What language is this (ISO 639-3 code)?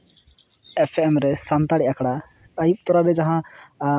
sat